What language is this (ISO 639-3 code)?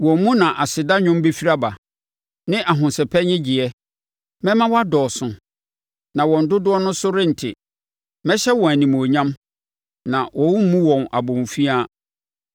aka